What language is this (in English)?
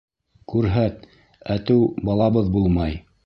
Bashkir